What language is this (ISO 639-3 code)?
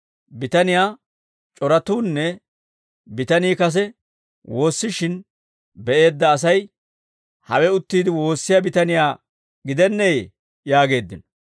dwr